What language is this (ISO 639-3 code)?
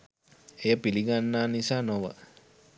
sin